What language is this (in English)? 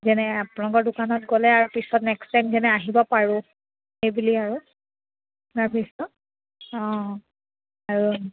Assamese